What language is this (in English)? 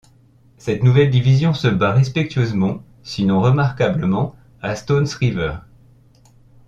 French